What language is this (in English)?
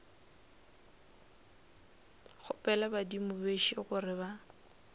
Northern Sotho